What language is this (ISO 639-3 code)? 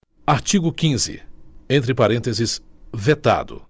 por